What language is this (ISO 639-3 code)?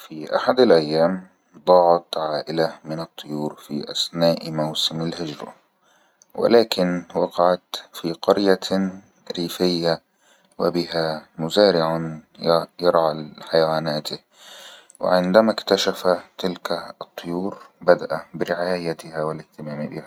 arz